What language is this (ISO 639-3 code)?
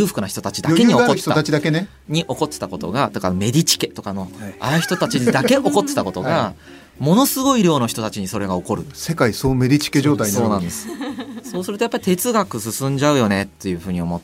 jpn